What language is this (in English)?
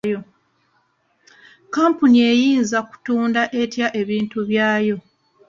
Ganda